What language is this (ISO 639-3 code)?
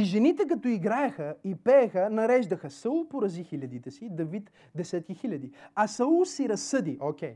bul